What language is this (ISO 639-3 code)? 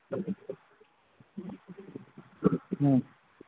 mni